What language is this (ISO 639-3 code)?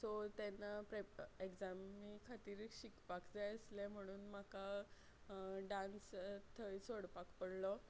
kok